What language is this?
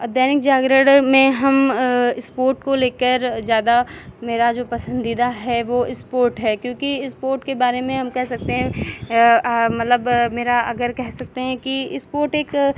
Hindi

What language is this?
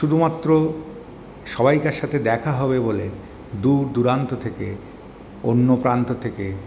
Bangla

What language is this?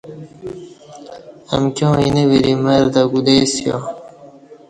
Kati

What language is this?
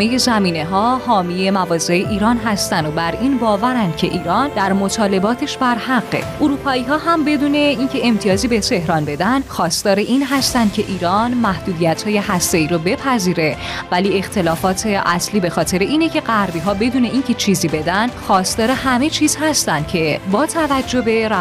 Persian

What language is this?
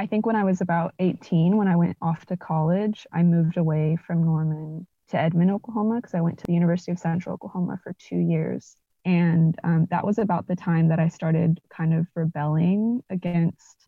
English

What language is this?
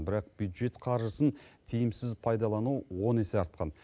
Kazakh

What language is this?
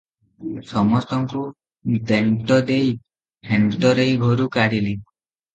Odia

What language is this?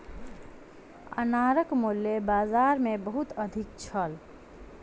Maithili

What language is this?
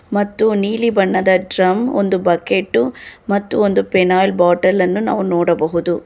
Kannada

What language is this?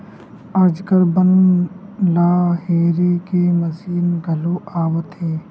Chhattisgarhi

